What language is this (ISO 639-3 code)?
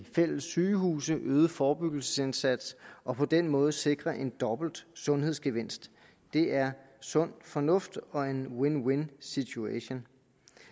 dan